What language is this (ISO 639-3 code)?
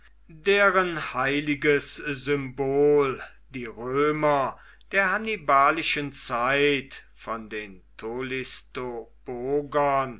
deu